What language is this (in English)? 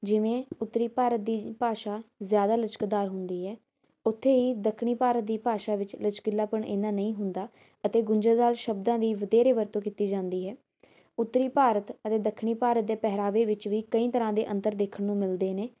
Punjabi